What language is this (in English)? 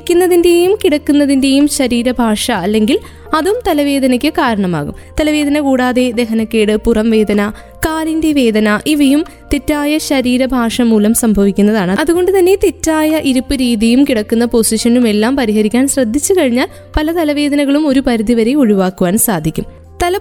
Malayalam